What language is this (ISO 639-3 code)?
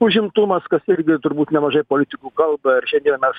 lit